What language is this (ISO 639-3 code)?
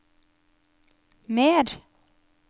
nor